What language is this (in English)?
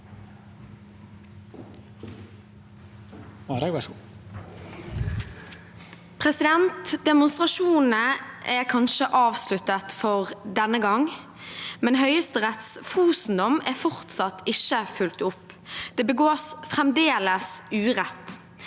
Norwegian